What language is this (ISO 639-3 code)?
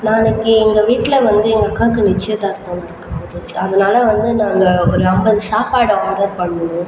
tam